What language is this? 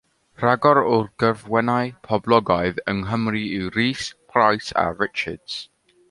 Welsh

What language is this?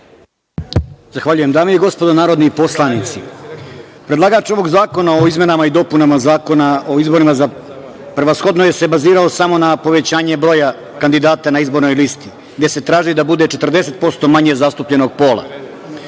Serbian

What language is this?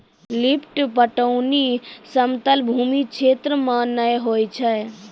Maithili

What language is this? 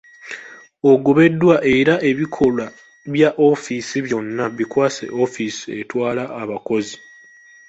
Ganda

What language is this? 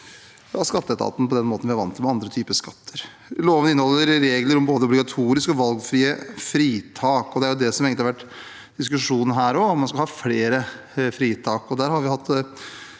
Norwegian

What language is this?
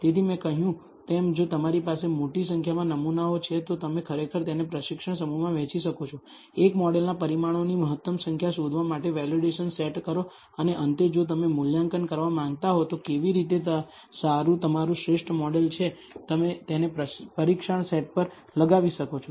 Gujarati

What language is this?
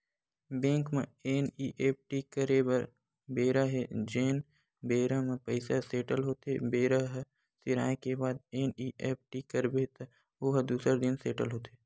Chhattisgarhi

